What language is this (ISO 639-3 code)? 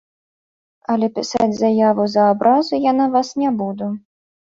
bel